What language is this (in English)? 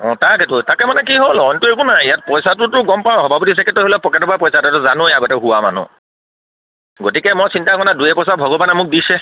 Assamese